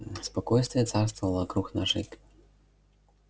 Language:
Russian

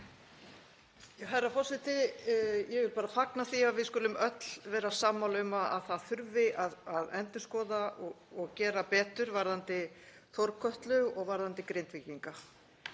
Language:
Icelandic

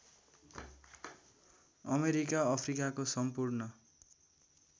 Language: Nepali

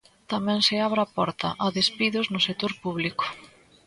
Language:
Galician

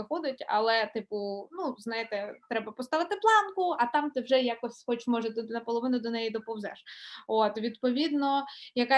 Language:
Ukrainian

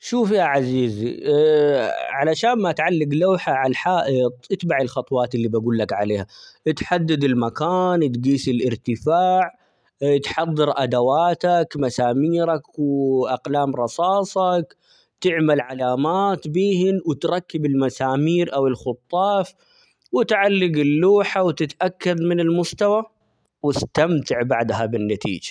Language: Omani Arabic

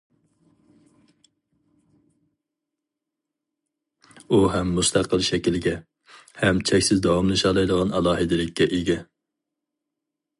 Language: Uyghur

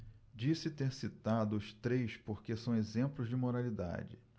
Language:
Portuguese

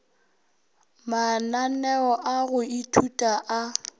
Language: Northern Sotho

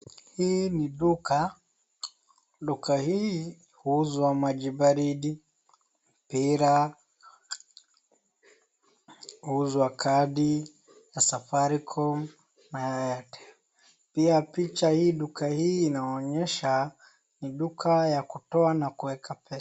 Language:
Swahili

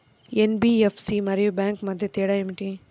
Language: Telugu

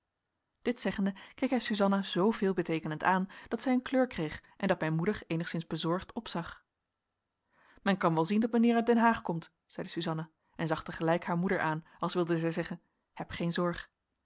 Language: Dutch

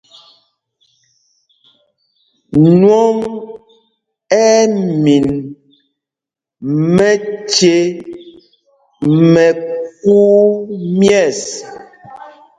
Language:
Mpumpong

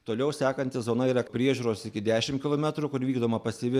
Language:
Lithuanian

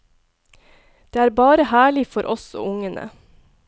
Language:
Norwegian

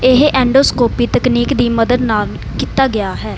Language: Punjabi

